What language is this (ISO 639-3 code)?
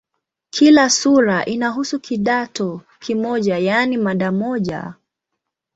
swa